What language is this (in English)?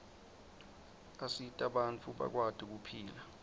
Swati